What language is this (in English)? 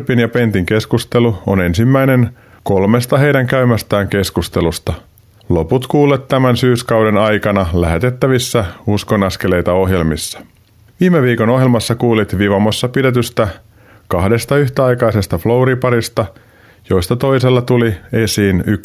Finnish